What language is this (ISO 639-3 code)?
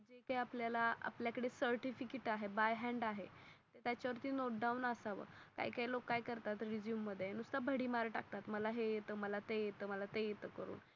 mar